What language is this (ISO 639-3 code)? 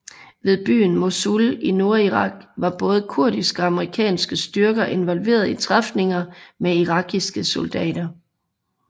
dan